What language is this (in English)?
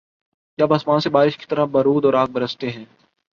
Urdu